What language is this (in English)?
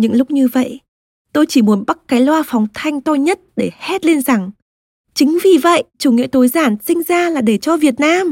Vietnamese